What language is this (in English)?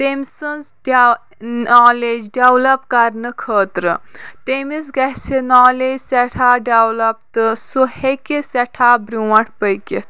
Kashmiri